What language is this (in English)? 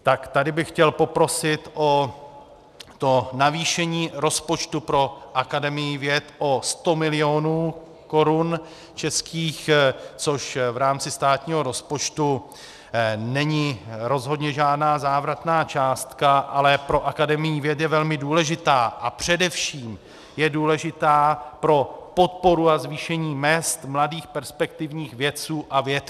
Czech